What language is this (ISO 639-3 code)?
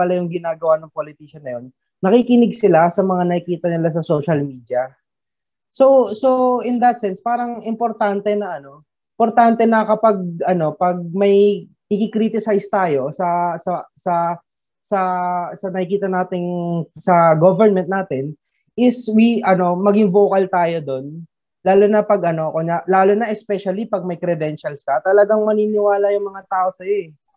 fil